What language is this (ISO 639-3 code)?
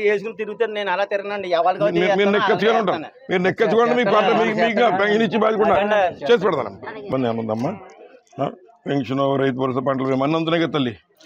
hin